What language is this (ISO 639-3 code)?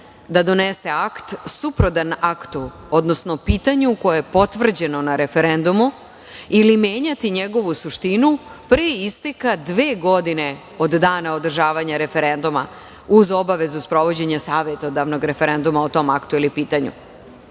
srp